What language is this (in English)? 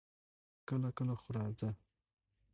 Pashto